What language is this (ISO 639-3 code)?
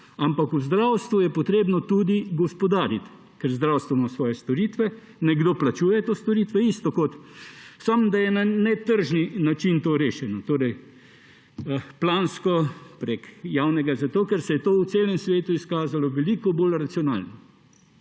slv